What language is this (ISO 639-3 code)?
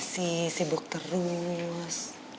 ind